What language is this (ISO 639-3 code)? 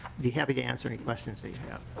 eng